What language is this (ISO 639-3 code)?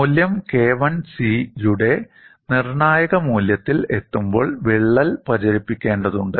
mal